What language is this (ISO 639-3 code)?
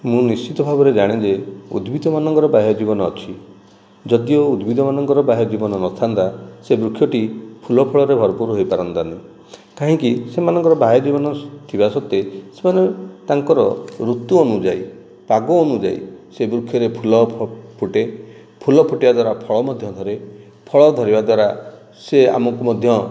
ori